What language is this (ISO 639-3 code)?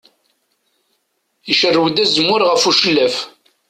kab